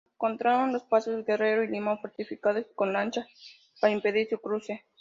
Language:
Spanish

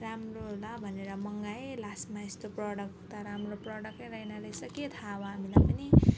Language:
Nepali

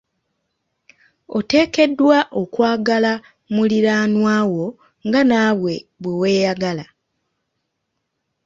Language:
Ganda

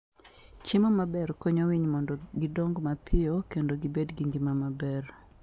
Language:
Luo (Kenya and Tanzania)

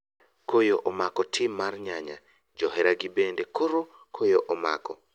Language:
Luo (Kenya and Tanzania)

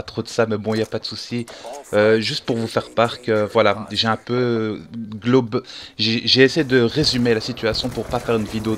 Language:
French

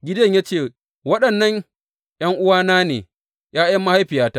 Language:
Hausa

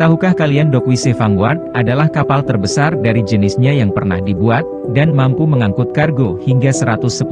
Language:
Indonesian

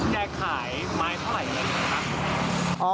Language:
Thai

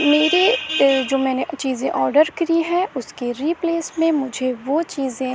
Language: Urdu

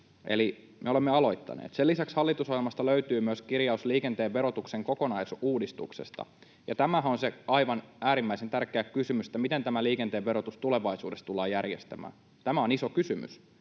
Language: Finnish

